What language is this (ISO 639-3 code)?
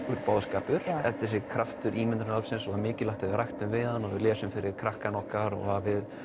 isl